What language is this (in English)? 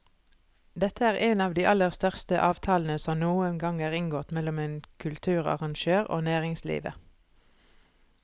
Norwegian